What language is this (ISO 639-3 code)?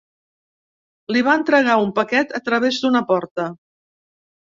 cat